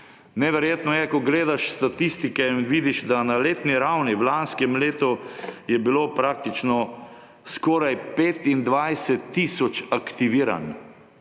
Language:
Slovenian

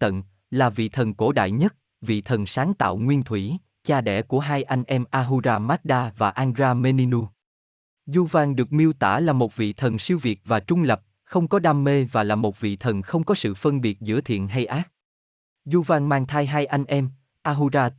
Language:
Vietnamese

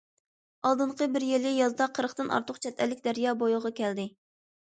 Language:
Uyghur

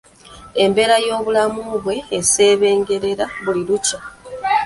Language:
Ganda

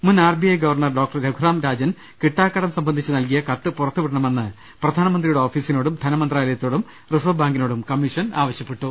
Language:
Malayalam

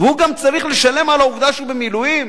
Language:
Hebrew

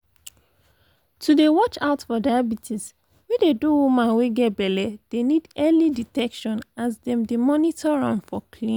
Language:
Nigerian Pidgin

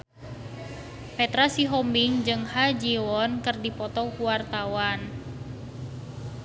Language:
Sundanese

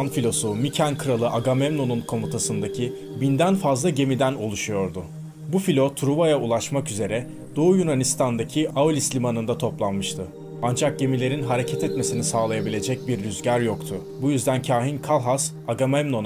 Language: Turkish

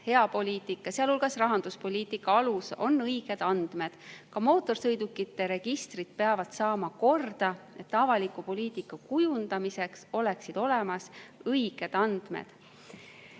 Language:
Estonian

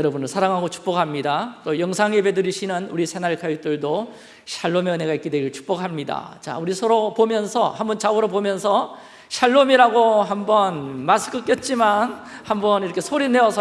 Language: Korean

